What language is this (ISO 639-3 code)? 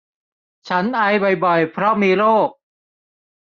tha